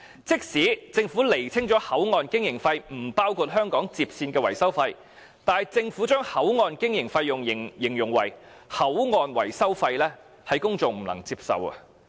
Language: Cantonese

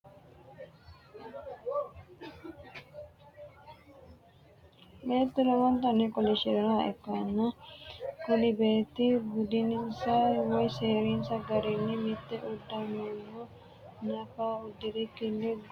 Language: Sidamo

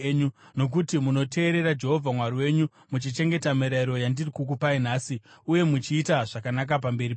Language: Shona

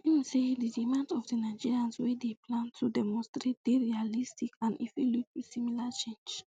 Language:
Nigerian Pidgin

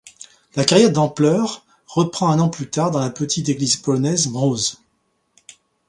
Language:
French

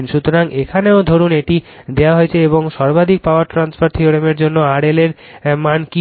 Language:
Bangla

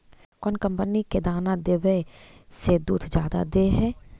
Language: Magahi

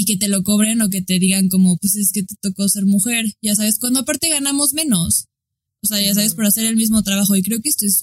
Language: Spanish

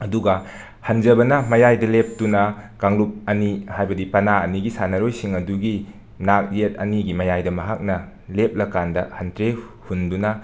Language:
Manipuri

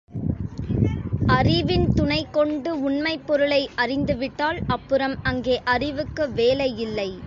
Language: Tamil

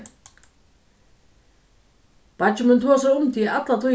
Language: Faroese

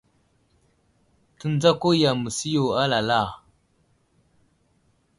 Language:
Wuzlam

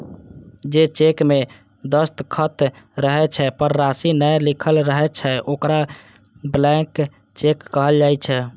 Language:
Maithili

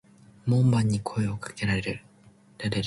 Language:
Japanese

